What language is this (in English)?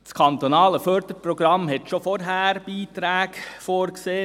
Swiss German